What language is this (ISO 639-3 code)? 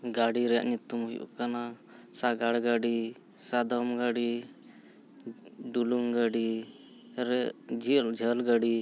sat